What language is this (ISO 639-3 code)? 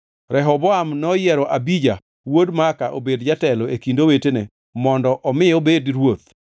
luo